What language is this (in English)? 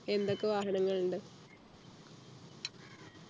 Malayalam